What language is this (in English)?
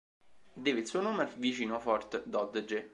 Italian